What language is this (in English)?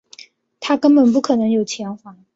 Chinese